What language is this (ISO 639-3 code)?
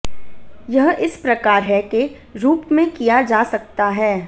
hin